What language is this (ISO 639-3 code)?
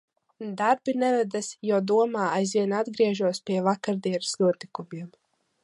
lav